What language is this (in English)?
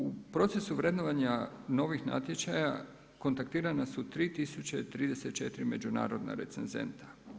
Croatian